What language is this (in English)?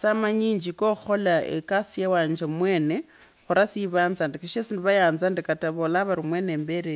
Kabras